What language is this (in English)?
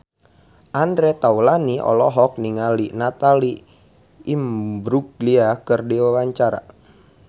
Sundanese